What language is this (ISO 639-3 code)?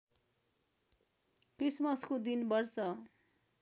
nep